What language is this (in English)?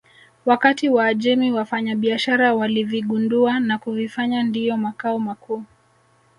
Swahili